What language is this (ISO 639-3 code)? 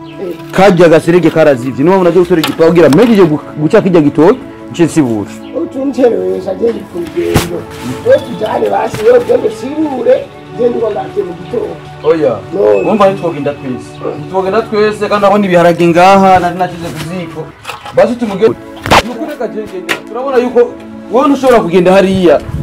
eng